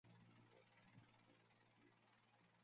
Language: Chinese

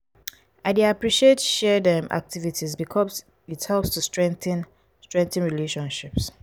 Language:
Nigerian Pidgin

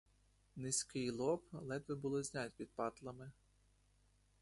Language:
Ukrainian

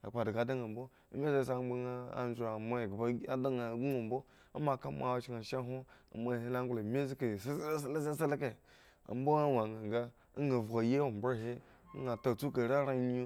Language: Eggon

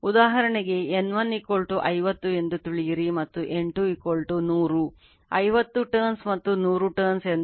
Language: Kannada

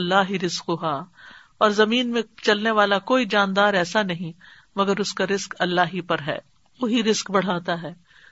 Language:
Urdu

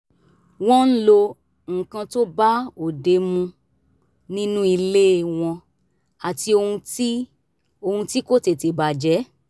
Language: Yoruba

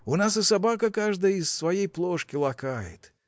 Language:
Russian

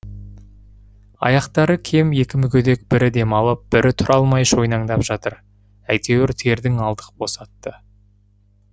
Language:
Kazakh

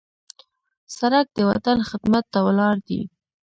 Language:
Pashto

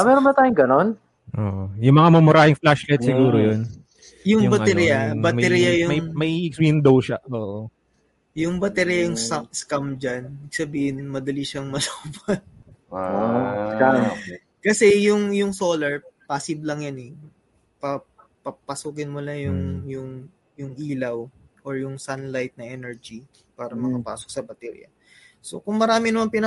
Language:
Filipino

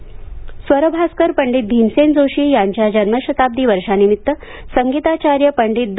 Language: Marathi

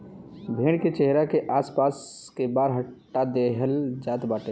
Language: Bhojpuri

